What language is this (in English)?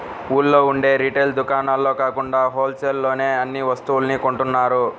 Telugu